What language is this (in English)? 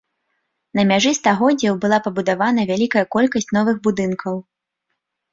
Belarusian